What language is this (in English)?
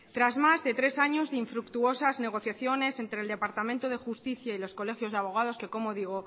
Spanish